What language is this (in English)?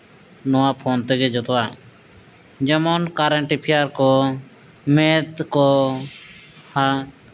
Santali